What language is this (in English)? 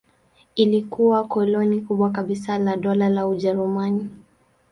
Swahili